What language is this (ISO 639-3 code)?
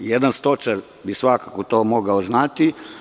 srp